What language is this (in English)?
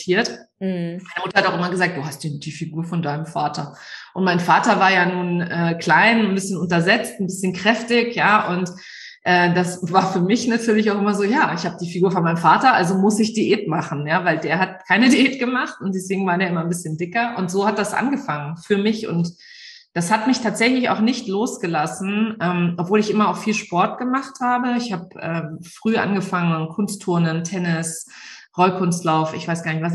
German